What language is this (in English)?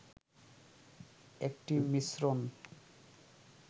Bangla